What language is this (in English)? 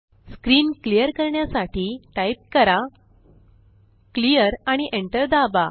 Marathi